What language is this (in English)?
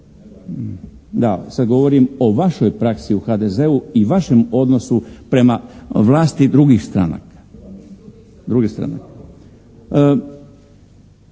Croatian